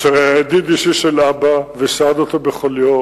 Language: Hebrew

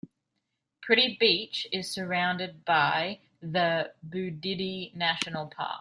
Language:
English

